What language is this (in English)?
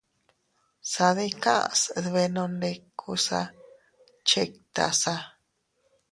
Teutila Cuicatec